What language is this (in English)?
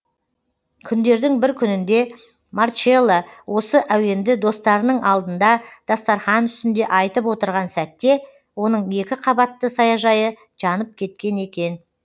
Kazakh